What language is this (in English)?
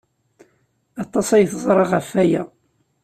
Kabyle